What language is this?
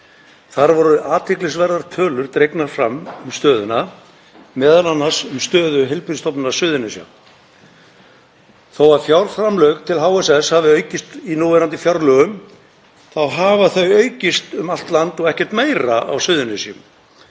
Icelandic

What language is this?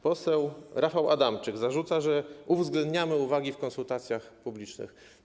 Polish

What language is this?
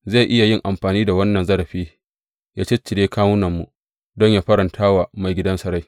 Hausa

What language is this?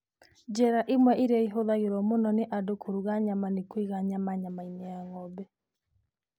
Kikuyu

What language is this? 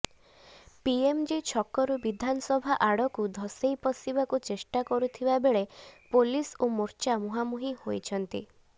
Odia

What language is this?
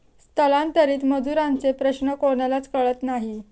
Marathi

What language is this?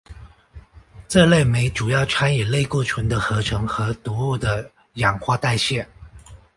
Chinese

